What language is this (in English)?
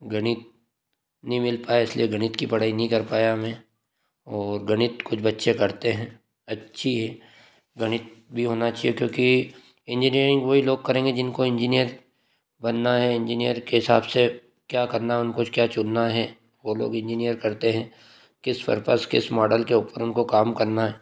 Hindi